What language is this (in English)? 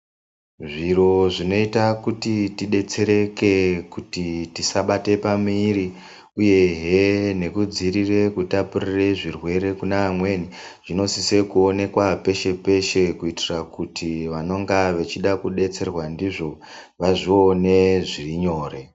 Ndau